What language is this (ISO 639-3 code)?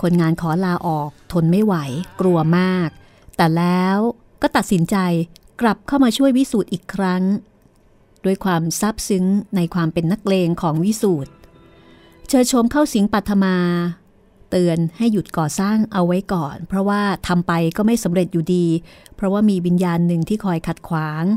tha